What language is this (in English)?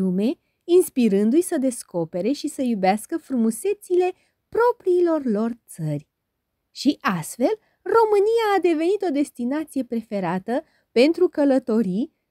Romanian